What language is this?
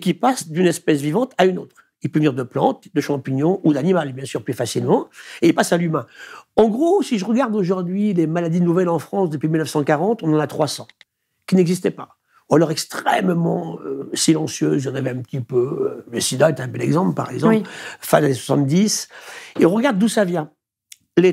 French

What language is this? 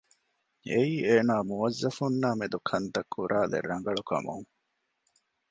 Divehi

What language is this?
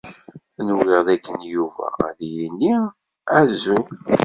Kabyle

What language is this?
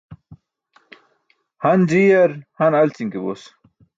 Burushaski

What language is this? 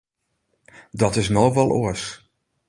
Western Frisian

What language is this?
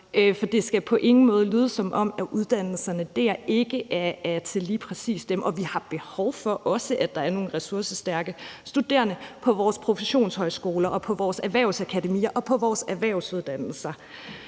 Danish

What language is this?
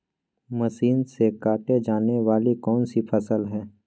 Magahi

